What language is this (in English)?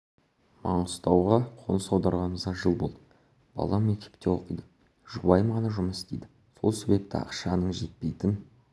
Kazakh